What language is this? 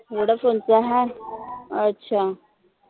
Marathi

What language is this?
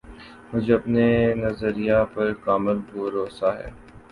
Urdu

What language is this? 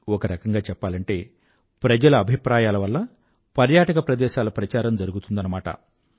Telugu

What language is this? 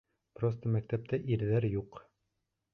Bashkir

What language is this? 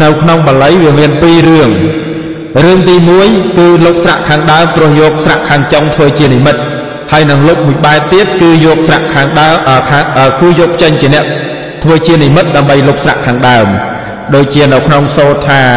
Vietnamese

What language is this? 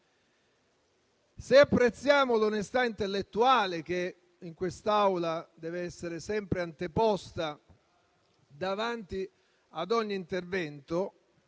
Italian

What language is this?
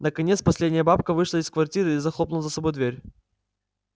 Russian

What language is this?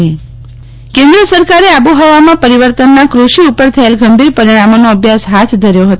Gujarati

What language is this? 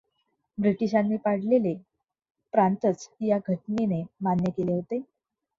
Marathi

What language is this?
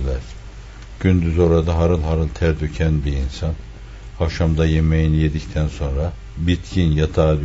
Turkish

